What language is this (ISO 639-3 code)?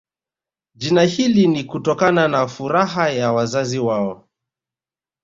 swa